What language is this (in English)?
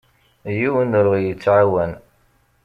Kabyle